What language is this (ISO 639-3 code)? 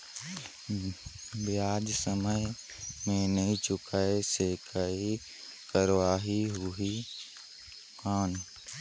hne